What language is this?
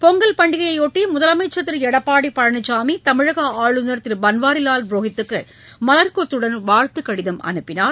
Tamil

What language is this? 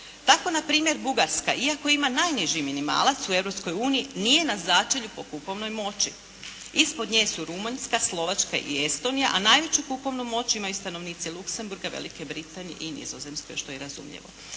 Croatian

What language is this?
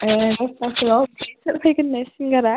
Bodo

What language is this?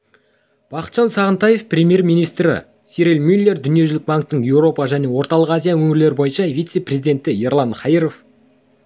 Kazakh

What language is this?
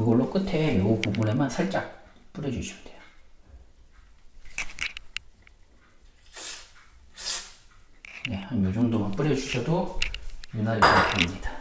Korean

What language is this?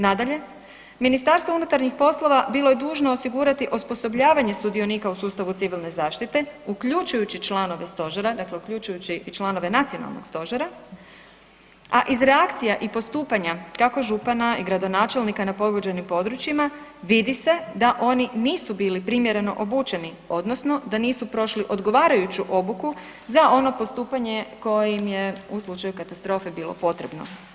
Croatian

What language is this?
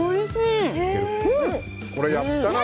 Japanese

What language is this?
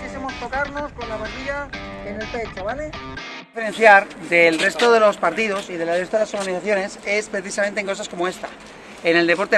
Spanish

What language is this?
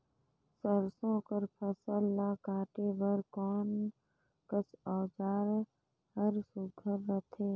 Chhattisgarhi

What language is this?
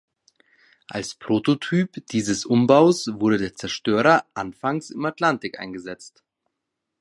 German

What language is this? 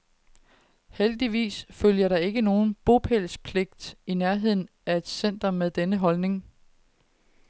Danish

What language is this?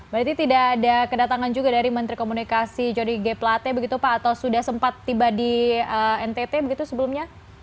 Indonesian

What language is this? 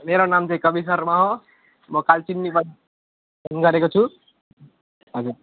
Nepali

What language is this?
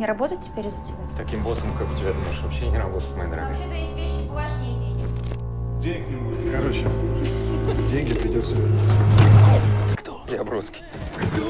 Russian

